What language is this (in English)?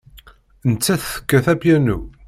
Kabyle